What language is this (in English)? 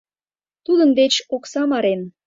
Mari